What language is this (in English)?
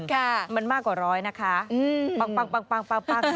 Thai